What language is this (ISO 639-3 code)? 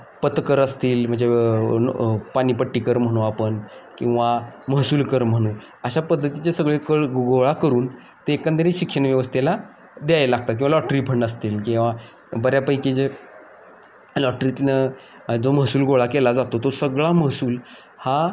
mar